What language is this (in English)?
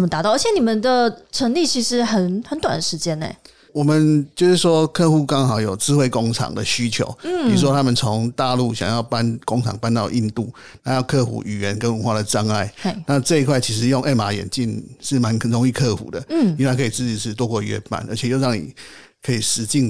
Chinese